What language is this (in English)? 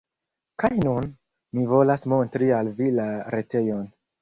Esperanto